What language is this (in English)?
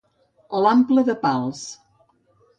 Catalan